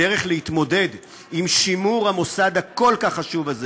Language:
Hebrew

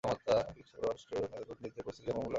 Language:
Bangla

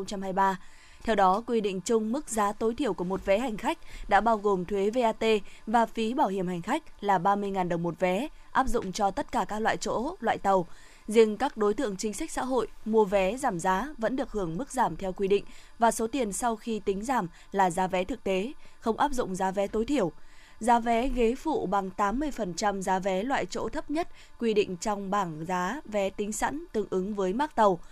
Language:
Vietnamese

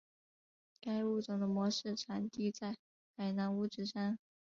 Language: Chinese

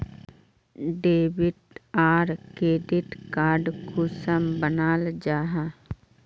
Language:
Magahi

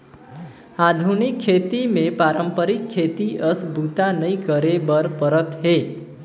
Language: Chhattisgarhi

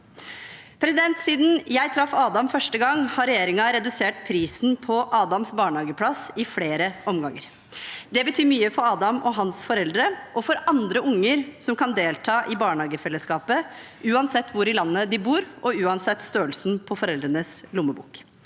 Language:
Norwegian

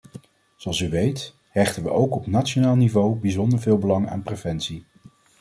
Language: Dutch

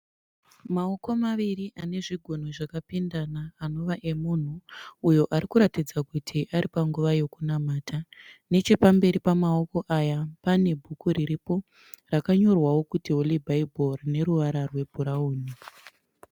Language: Shona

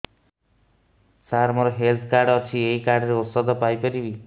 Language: Odia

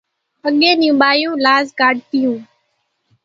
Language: Kachi Koli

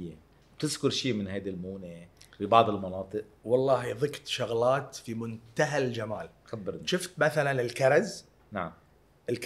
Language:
Arabic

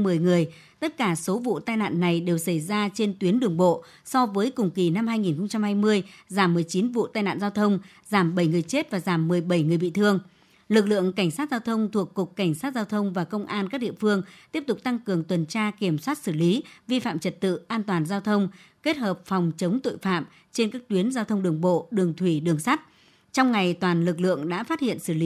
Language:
Vietnamese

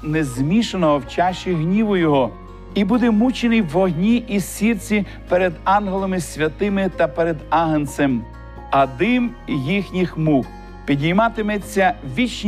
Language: Ukrainian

